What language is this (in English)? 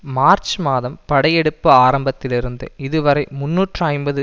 Tamil